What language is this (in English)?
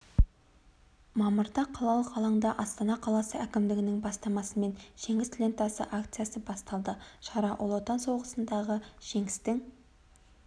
Kazakh